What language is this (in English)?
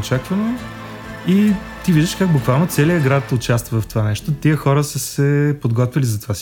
Bulgarian